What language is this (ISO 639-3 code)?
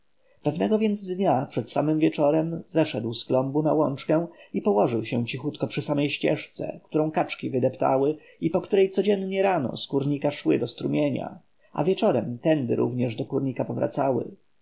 pol